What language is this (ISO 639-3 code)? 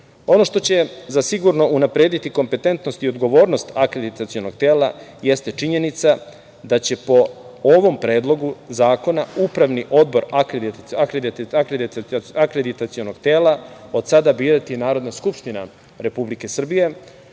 srp